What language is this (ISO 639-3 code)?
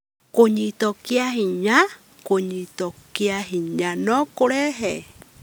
kik